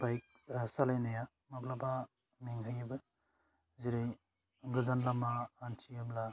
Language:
Bodo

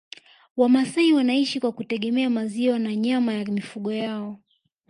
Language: Swahili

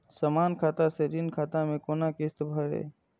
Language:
Maithili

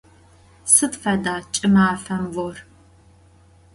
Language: Adyghe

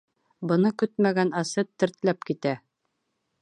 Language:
Bashkir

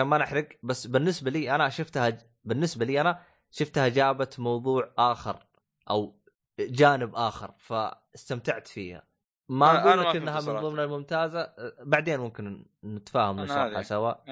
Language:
Arabic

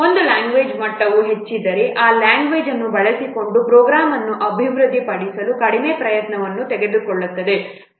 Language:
Kannada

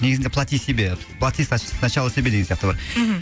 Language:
Kazakh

